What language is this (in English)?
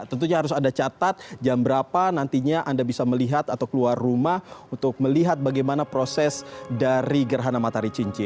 Indonesian